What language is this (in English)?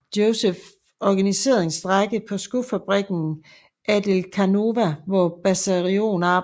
Danish